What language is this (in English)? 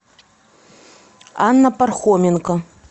Russian